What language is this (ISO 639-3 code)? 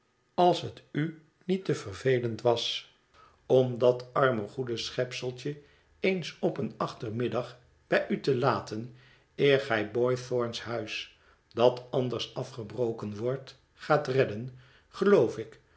nld